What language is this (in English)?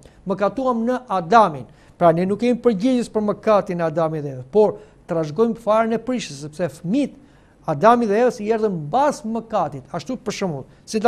Romanian